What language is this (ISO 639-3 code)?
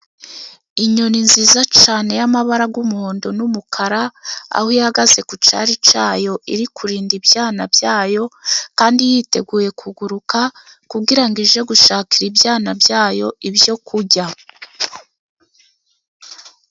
kin